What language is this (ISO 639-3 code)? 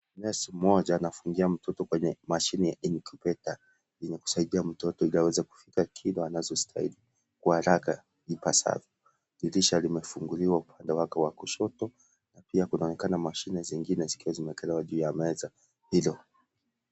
swa